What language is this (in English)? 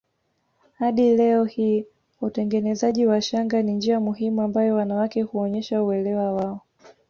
Swahili